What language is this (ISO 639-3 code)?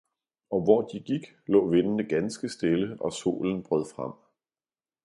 dan